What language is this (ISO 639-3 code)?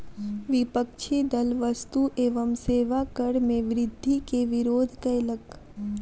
mai